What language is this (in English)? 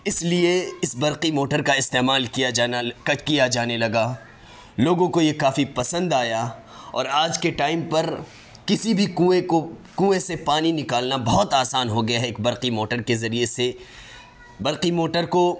Urdu